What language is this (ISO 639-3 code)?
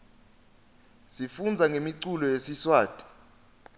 ssw